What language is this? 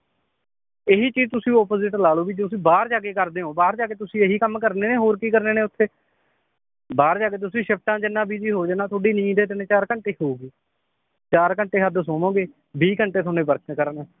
Punjabi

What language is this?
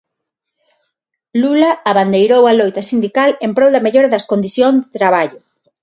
Galician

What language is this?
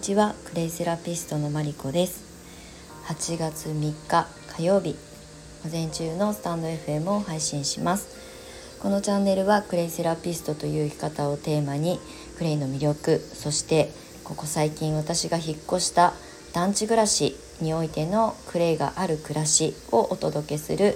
Japanese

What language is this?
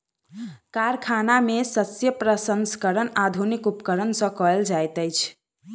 Maithili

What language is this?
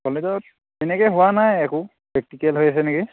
Assamese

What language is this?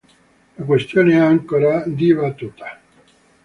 Italian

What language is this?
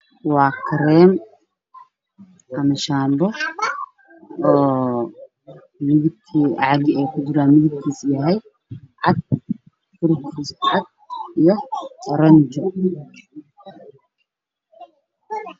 Somali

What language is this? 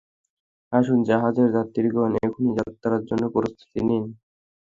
Bangla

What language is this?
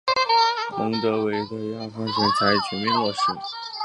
Chinese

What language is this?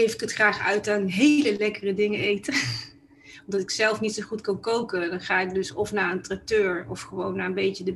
Dutch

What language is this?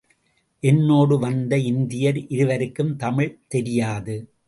Tamil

